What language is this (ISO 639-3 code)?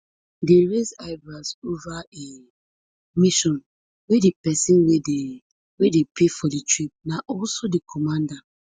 pcm